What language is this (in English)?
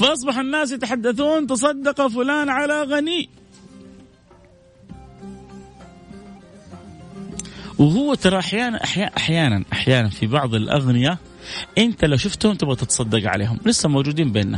Arabic